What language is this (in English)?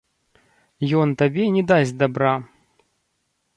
Belarusian